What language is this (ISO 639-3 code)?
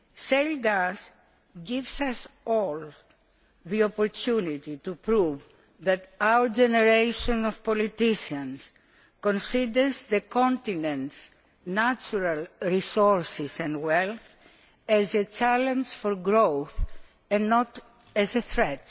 eng